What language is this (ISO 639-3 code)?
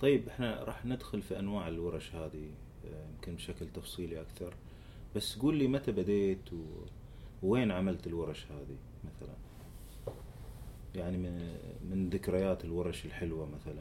ara